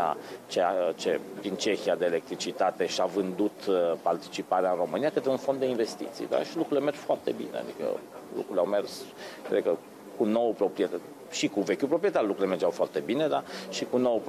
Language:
Romanian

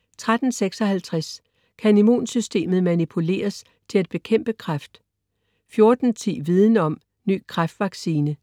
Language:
Danish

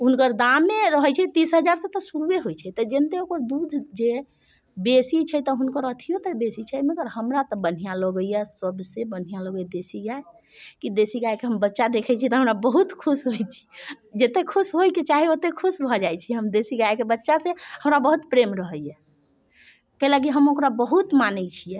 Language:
Maithili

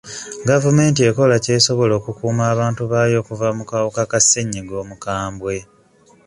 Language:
Ganda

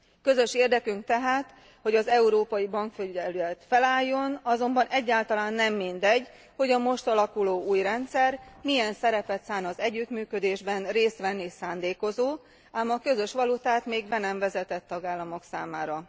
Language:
Hungarian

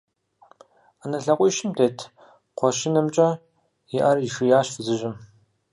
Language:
Kabardian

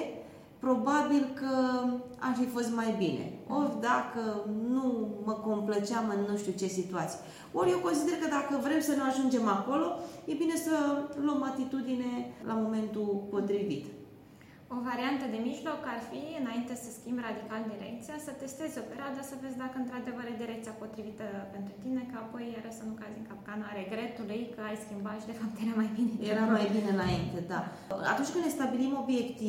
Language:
Romanian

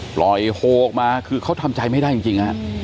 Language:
Thai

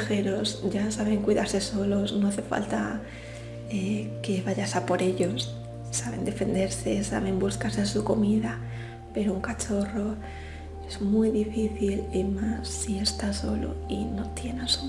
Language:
Spanish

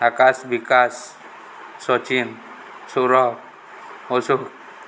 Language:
Odia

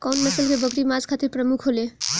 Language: Bhojpuri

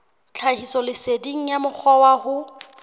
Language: Southern Sotho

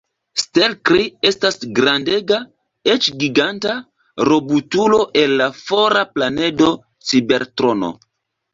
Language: Esperanto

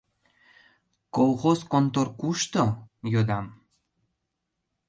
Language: Mari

